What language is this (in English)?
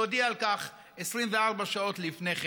Hebrew